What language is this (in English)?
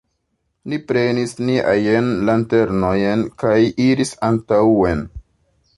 Esperanto